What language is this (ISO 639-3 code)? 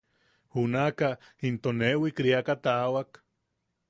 yaq